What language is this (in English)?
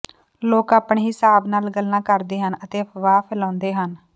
Punjabi